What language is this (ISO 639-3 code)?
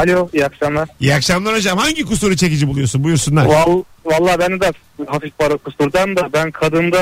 tur